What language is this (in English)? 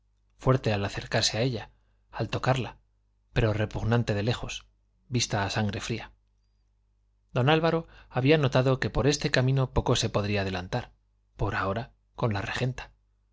Spanish